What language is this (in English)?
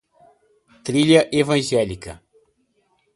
Portuguese